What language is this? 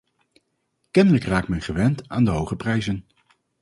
Dutch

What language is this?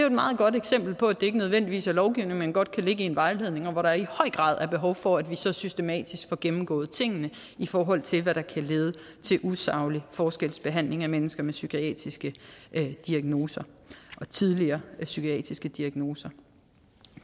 Danish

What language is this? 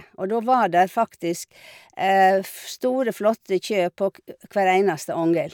Norwegian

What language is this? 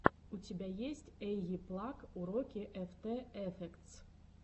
Russian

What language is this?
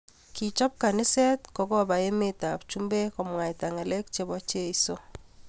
Kalenjin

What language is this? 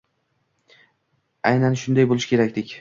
Uzbek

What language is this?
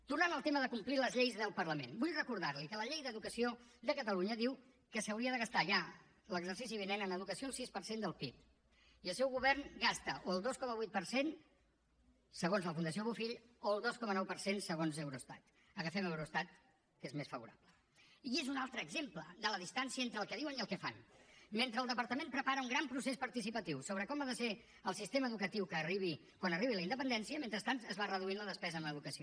Catalan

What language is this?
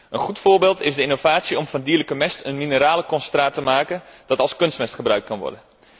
Dutch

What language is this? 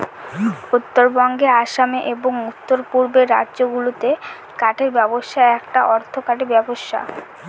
Bangla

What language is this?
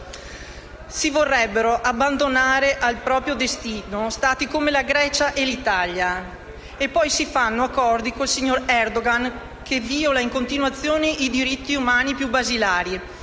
Italian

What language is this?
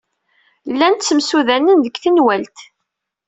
Kabyle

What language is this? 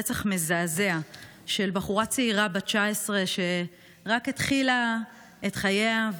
Hebrew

